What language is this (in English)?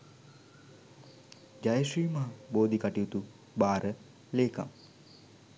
Sinhala